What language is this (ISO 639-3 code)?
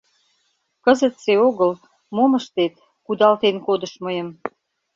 chm